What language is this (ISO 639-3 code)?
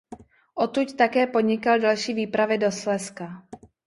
ces